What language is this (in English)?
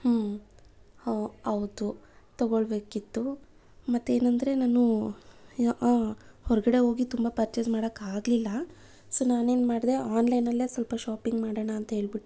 Kannada